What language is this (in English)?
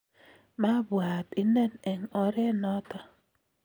Kalenjin